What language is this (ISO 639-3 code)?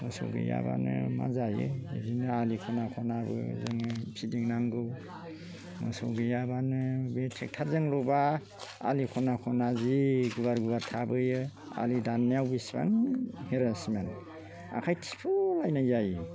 brx